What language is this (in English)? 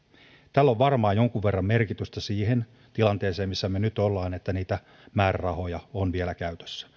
Finnish